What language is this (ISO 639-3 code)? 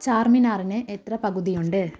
mal